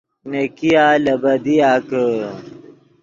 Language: Yidgha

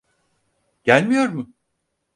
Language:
Turkish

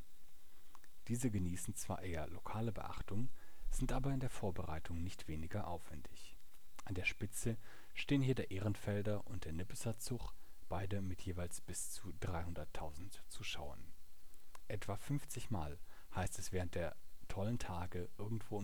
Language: German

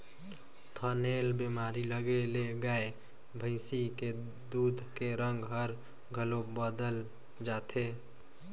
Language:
Chhattisgarhi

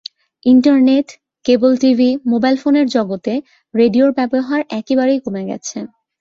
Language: Bangla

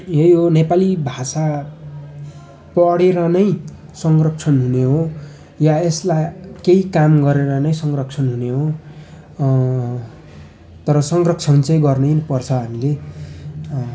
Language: Nepali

